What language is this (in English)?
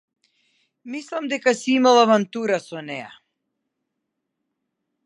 Macedonian